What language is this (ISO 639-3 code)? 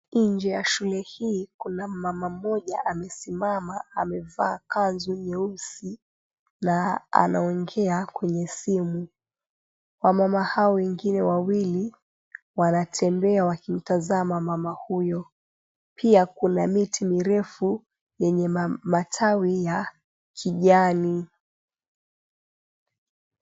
swa